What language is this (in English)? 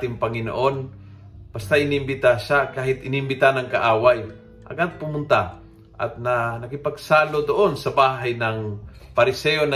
Filipino